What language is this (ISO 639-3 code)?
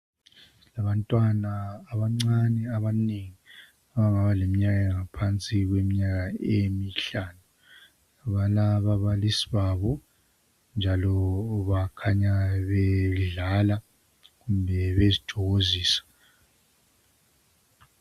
nde